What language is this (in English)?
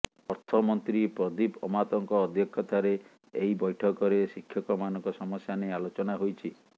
Odia